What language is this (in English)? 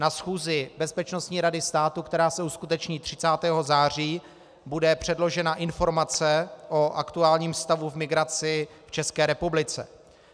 Czech